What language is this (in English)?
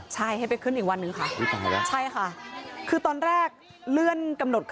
Thai